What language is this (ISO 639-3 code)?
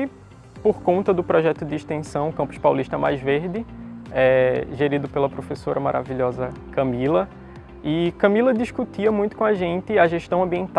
por